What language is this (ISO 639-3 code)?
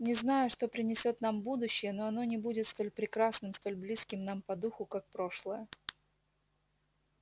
rus